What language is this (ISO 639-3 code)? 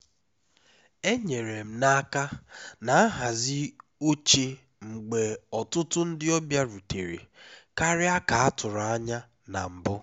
ibo